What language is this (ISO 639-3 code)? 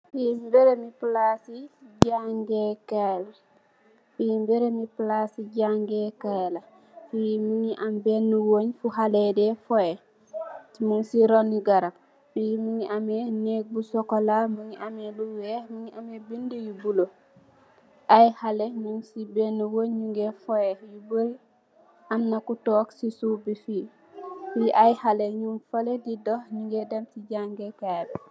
wol